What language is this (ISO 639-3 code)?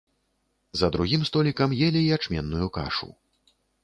bel